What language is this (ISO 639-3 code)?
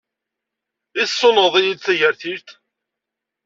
kab